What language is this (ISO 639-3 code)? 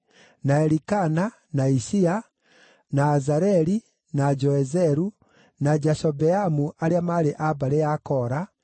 kik